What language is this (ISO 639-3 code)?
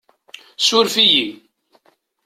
kab